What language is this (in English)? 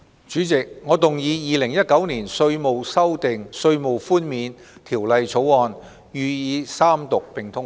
Cantonese